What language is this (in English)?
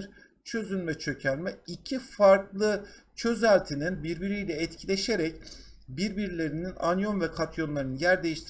Turkish